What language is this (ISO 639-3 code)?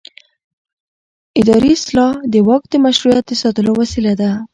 pus